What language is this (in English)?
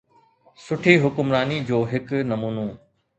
Sindhi